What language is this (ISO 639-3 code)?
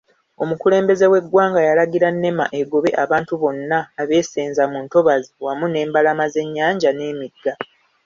lug